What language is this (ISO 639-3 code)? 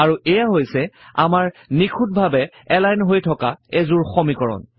asm